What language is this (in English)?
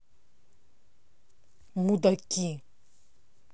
Russian